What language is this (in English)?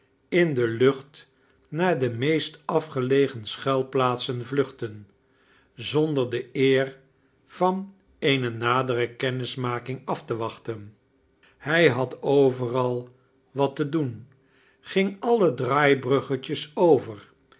Dutch